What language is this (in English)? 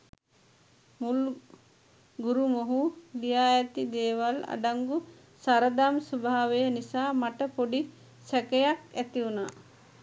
Sinhala